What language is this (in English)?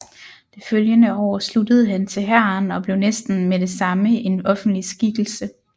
Danish